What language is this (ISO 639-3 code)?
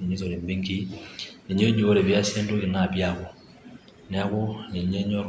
mas